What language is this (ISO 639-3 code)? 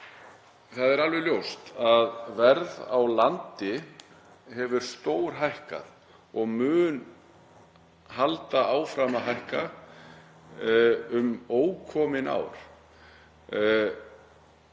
isl